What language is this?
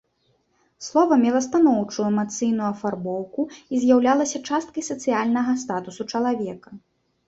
Belarusian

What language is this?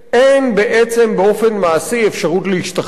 Hebrew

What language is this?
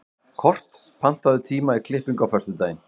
Icelandic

